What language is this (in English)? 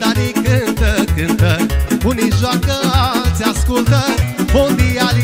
Romanian